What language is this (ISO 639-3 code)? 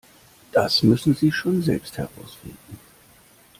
deu